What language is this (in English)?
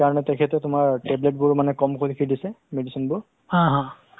Assamese